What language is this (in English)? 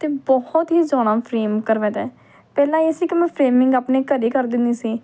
Punjabi